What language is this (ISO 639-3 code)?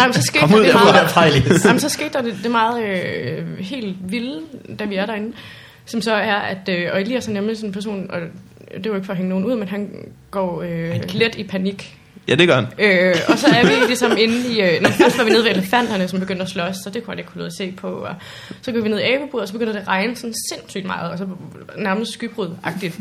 dan